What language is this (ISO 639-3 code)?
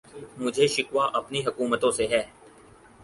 urd